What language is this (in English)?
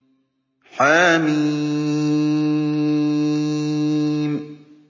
Arabic